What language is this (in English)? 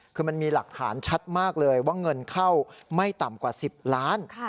Thai